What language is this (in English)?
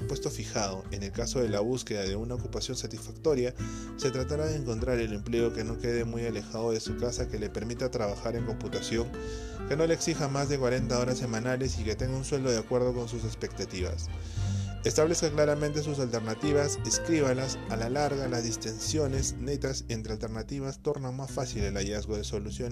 Spanish